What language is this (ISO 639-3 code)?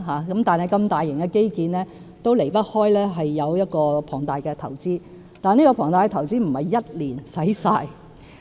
yue